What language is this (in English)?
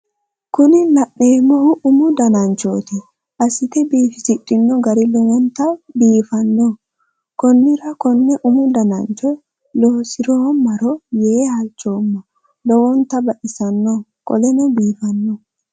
Sidamo